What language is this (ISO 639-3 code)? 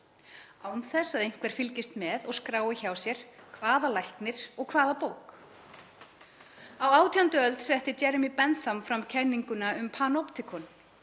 isl